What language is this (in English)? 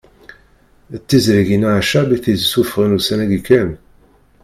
Kabyle